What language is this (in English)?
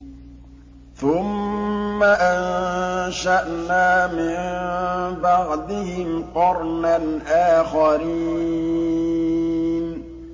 Arabic